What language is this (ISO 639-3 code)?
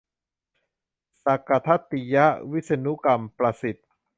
tha